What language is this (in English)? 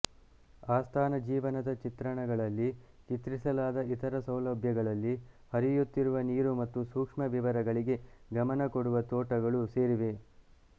Kannada